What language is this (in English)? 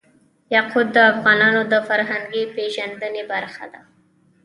Pashto